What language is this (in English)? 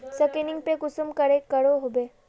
Magahi